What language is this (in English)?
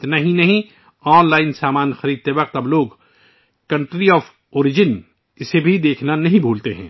Urdu